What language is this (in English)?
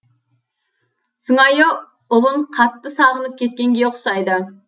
Kazakh